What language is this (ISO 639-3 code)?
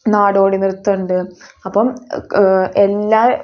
mal